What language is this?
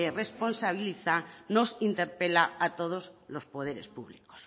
Spanish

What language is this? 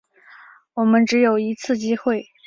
Chinese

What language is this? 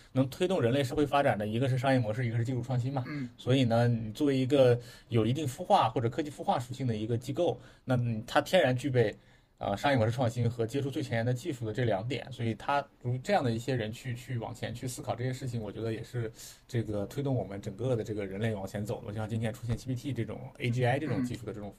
Chinese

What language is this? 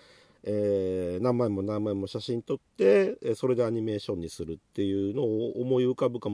Japanese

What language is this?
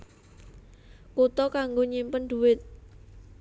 Javanese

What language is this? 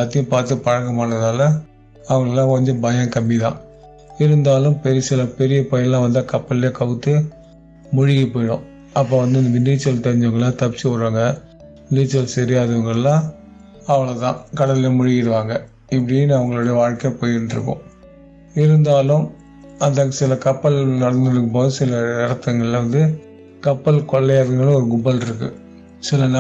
Tamil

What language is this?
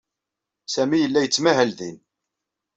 Kabyle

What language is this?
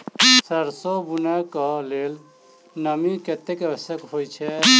Maithili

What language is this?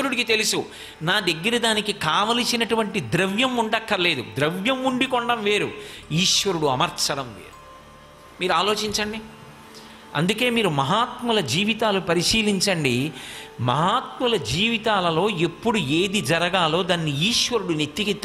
Telugu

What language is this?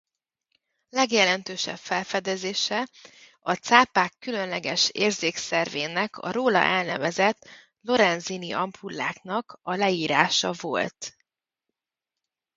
Hungarian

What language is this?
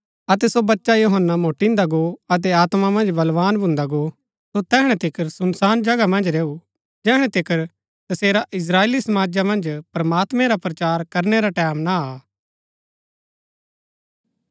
Gaddi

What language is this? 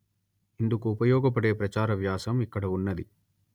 Telugu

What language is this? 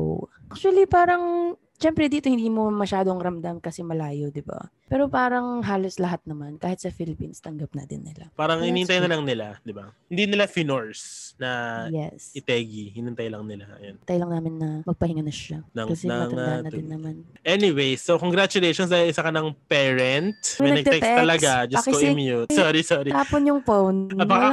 Filipino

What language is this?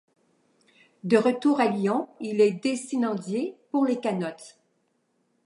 French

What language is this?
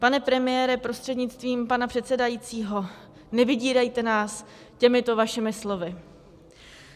Czech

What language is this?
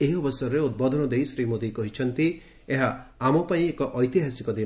Odia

